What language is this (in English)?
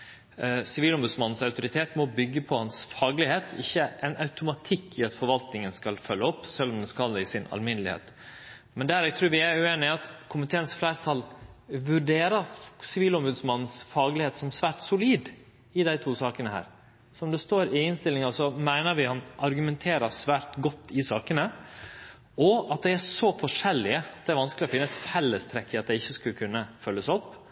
Norwegian Nynorsk